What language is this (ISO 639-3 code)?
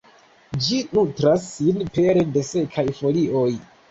epo